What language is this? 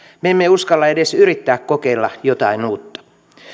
Finnish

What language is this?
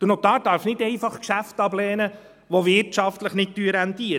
Swiss German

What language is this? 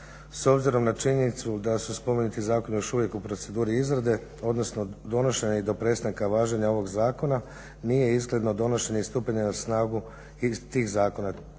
Croatian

